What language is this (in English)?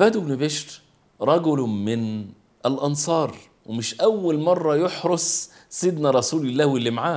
Arabic